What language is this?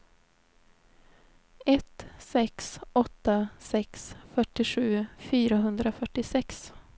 Swedish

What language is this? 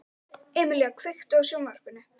Icelandic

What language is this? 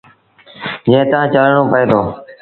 Sindhi Bhil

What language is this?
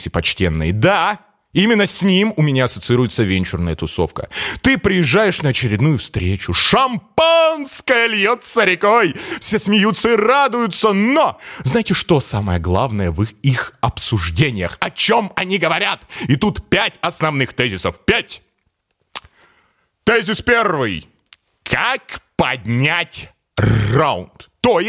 Russian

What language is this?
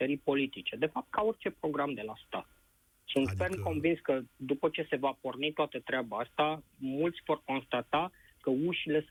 Romanian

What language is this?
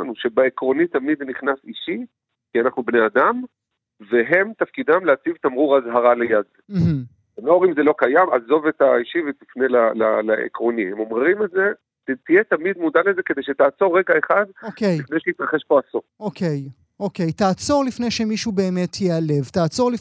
Hebrew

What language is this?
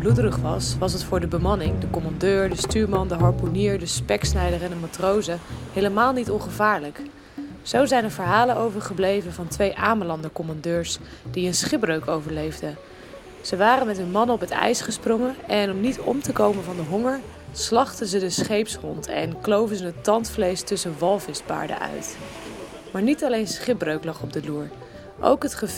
Dutch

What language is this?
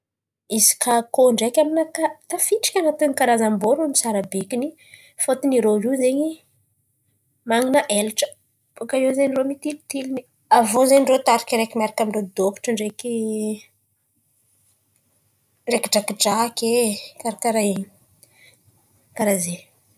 Antankarana Malagasy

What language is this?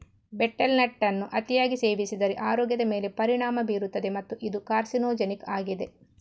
Kannada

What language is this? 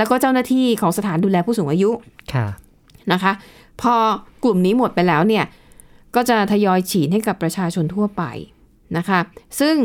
Thai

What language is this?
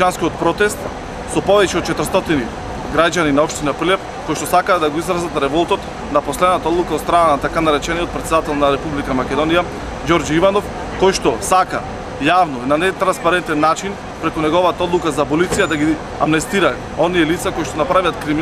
Macedonian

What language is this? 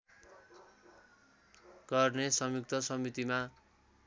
Nepali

